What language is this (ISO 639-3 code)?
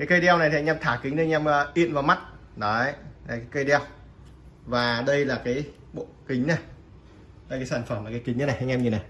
vie